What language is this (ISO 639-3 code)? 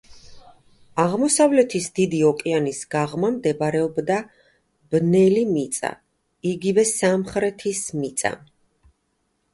kat